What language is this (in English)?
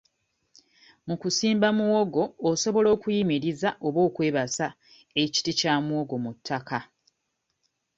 Ganda